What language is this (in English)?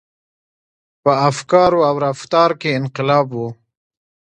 Pashto